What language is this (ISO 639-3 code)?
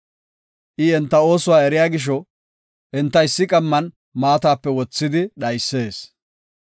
gof